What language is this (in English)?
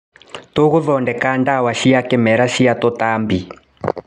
Kikuyu